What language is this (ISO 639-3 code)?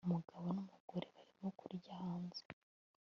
kin